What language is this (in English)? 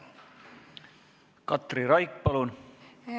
Estonian